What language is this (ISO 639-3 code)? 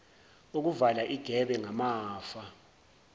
zul